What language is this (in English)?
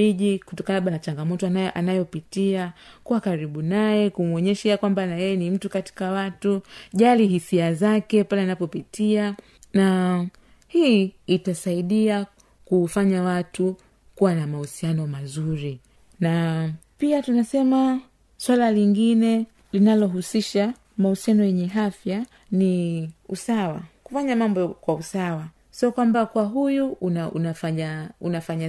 Swahili